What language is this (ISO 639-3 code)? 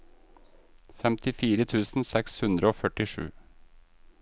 nor